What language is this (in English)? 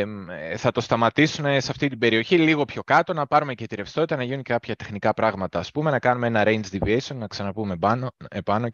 Greek